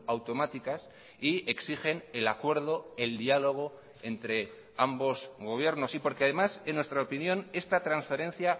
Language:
Spanish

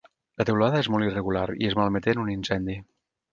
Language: Catalan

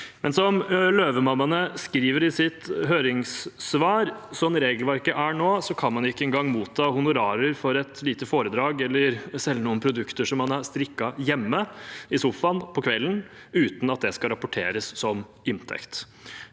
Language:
Norwegian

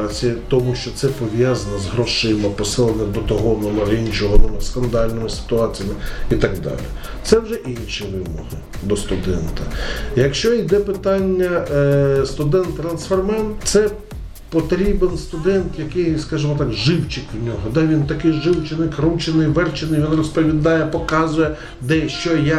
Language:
Ukrainian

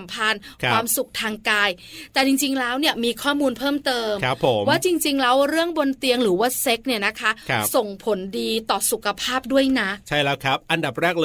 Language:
Thai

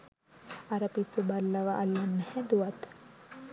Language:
Sinhala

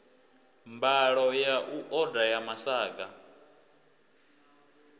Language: Venda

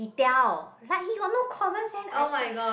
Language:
English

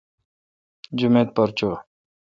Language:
Kalkoti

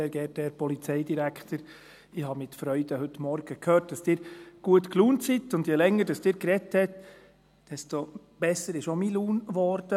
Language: Swiss German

